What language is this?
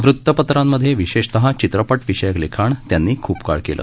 Marathi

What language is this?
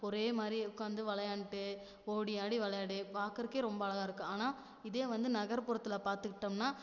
Tamil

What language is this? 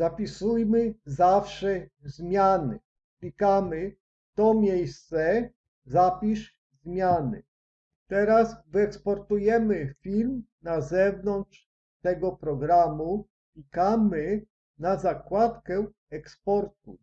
Polish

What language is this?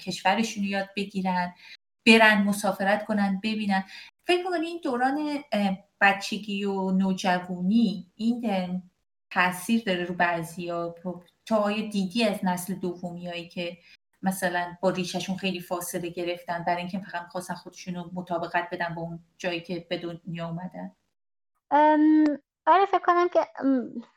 Persian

